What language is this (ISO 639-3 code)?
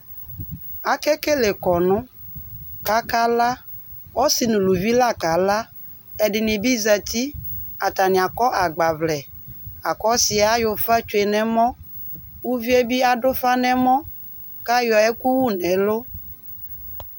kpo